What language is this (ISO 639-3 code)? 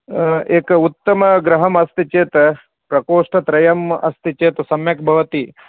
san